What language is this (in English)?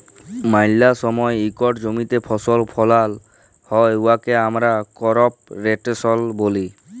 Bangla